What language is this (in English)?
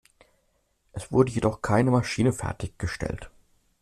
German